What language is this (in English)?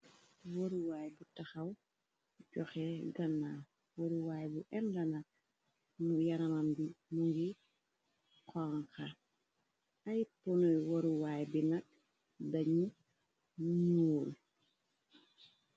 Wolof